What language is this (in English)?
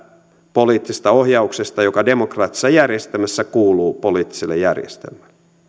Finnish